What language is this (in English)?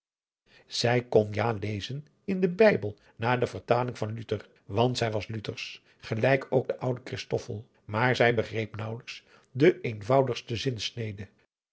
Dutch